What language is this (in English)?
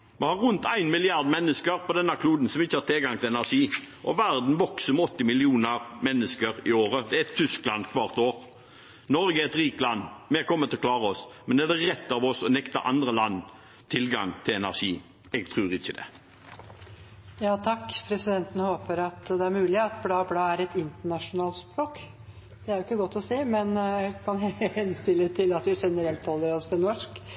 Norwegian Bokmål